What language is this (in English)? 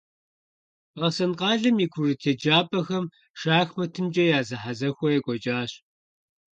Kabardian